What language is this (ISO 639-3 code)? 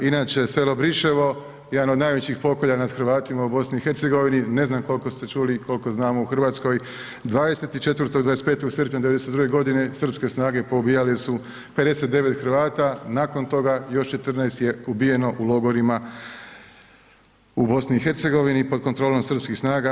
hrv